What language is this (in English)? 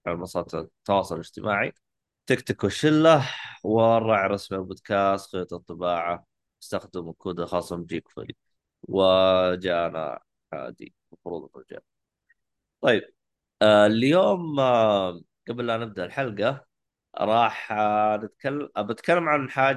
Arabic